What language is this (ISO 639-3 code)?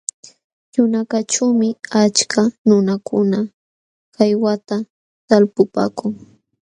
qxw